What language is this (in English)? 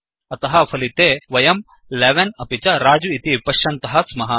Sanskrit